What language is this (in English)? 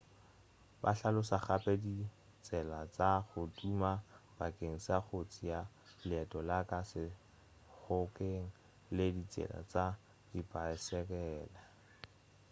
Northern Sotho